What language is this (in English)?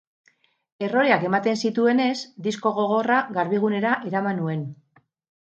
Basque